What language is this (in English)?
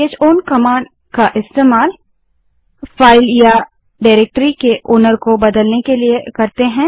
Hindi